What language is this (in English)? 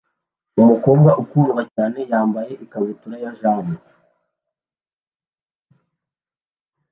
Kinyarwanda